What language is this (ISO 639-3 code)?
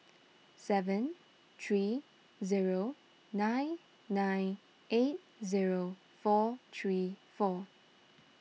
eng